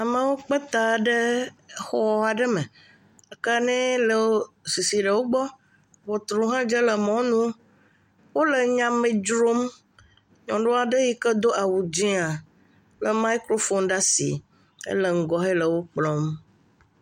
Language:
Ewe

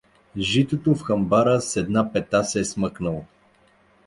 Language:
Bulgarian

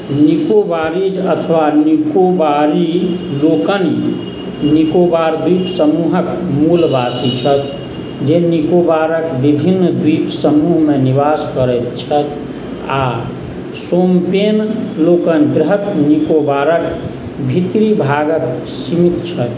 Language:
Maithili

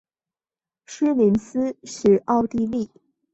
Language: Chinese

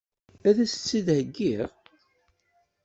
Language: Kabyle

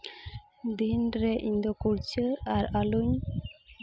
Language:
Santali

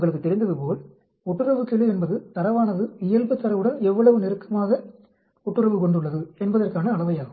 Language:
Tamil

